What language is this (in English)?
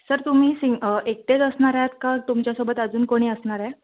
Marathi